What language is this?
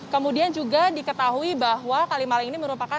Indonesian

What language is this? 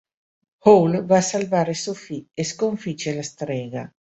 Italian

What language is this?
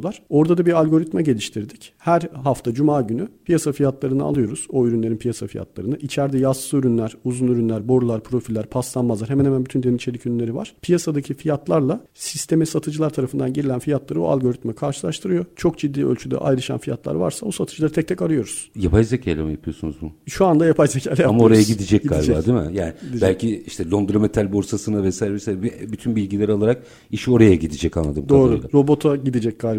Turkish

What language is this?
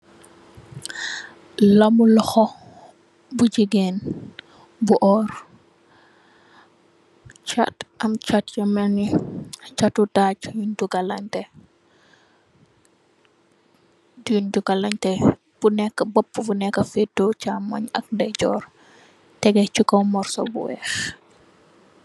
Wolof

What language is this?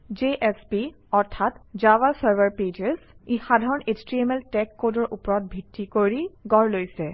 Assamese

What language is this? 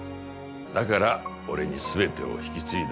Japanese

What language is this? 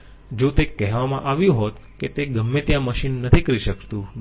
Gujarati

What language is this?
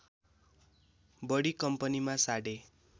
Nepali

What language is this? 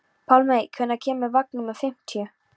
Icelandic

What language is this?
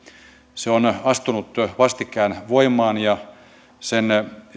Finnish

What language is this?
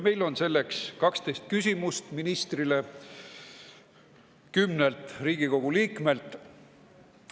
Estonian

